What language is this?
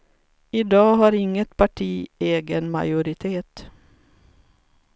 Swedish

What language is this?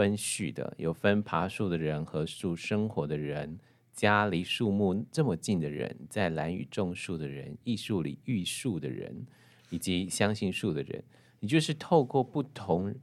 Chinese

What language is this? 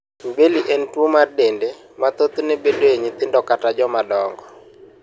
Luo (Kenya and Tanzania)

